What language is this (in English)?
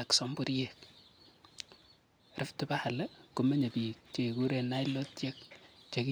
Kalenjin